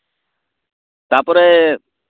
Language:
Santali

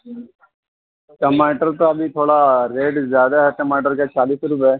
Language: Urdu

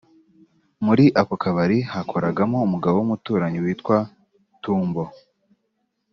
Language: Kinyarwanda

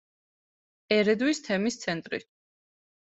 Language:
Georgian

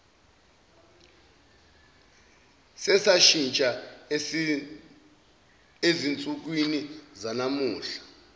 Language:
Zulu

